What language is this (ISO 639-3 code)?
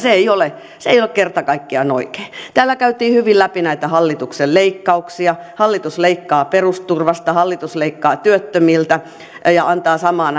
fin